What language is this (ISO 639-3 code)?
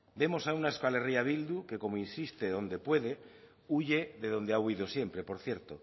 spa